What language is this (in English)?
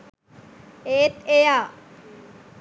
Sinhala